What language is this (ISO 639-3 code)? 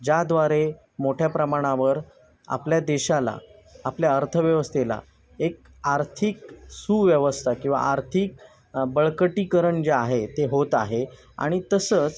mar